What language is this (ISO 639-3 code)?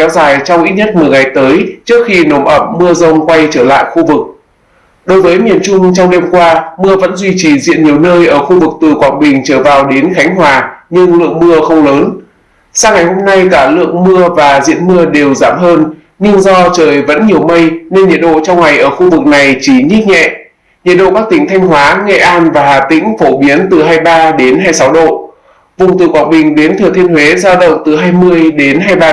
vie